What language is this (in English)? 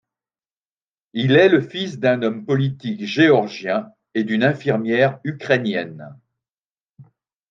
French